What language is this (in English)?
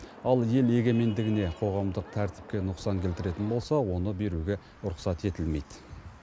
Kazakh